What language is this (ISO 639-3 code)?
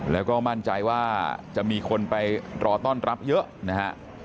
tha